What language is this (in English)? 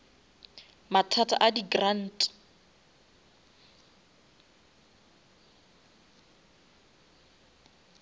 Northern Sotho